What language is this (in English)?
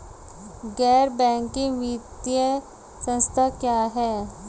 Hindi